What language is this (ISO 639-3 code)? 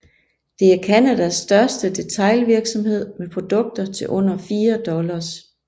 dan